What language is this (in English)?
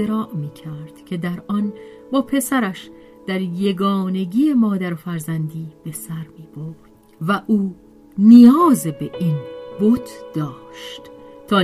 Persian